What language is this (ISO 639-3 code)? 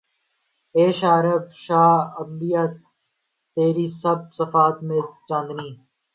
urd